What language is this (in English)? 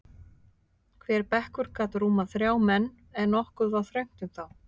Icelandic